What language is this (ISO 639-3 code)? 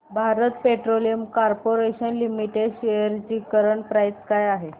mar